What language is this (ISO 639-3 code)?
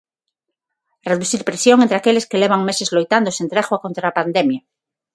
glg